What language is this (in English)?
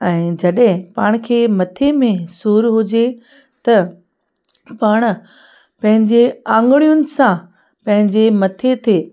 Sindhi